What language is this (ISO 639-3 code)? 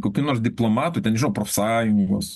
lit